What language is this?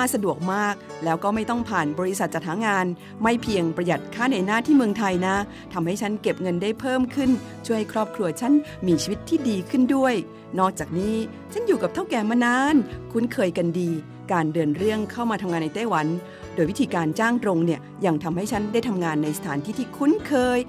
Thai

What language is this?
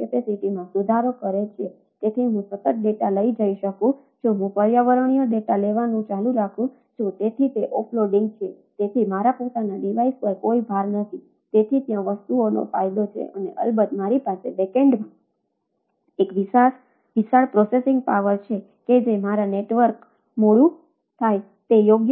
Gujarati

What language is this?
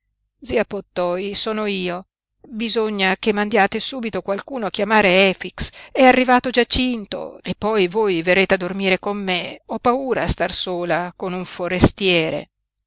Italian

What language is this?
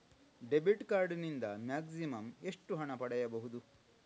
Kannada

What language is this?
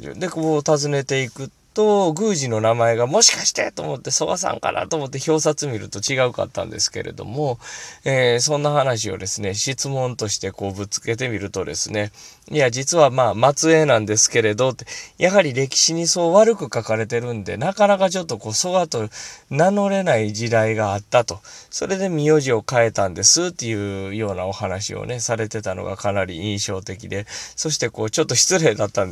Japanese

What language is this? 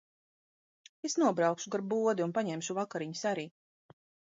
Latvian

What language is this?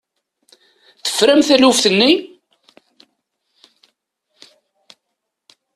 Kabyle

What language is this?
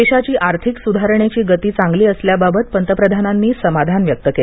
Marathi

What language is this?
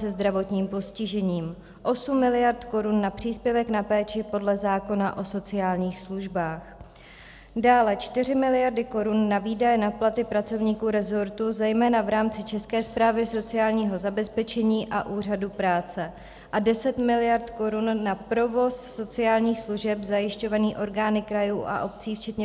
Czech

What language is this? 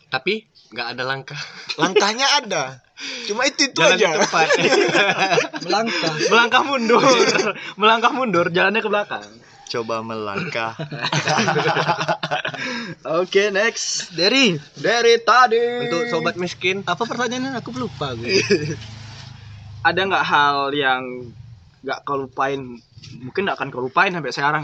Indonesian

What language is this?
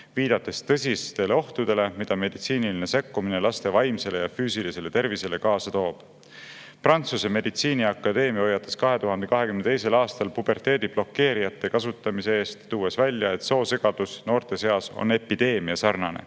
Estonian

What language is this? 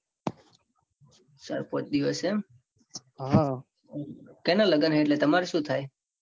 Gujarati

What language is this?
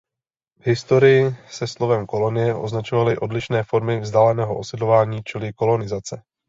Czech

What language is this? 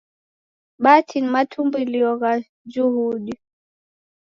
Taita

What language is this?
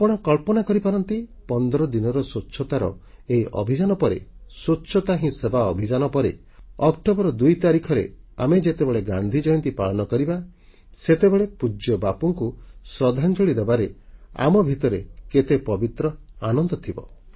Odia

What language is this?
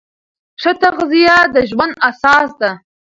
Pashto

